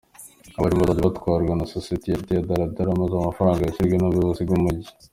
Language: Kinyarwanda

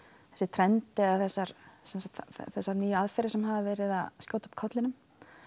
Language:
Icelandic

